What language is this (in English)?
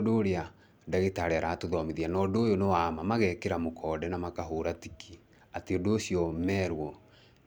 Kikuyu